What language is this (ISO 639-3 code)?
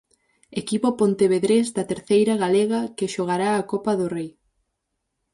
glg